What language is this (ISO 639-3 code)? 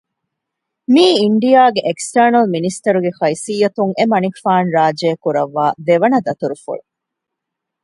div